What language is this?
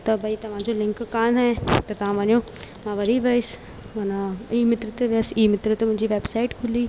Sindhi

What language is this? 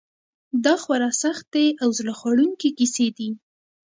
Pashto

